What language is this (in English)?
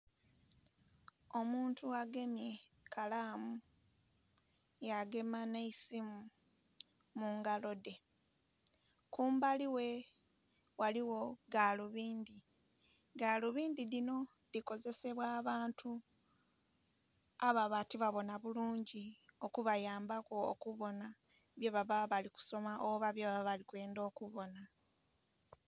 Soga